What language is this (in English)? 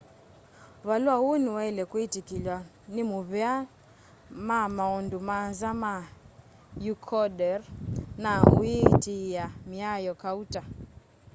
Kamba